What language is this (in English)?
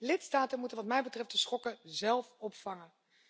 Dutch